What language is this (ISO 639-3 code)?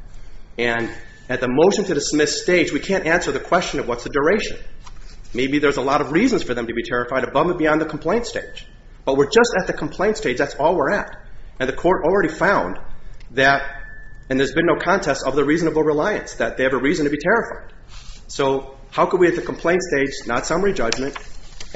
eng